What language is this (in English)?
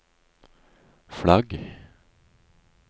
Norwegian